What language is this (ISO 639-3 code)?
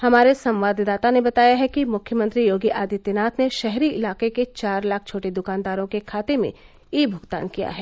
hin